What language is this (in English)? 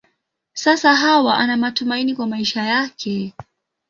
Swahili